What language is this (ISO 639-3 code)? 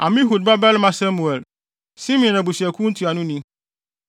aka